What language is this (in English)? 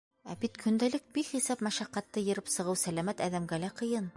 Bashkir